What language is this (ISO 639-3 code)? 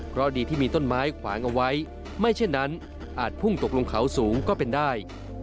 tha